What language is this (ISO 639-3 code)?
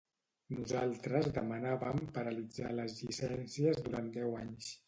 cat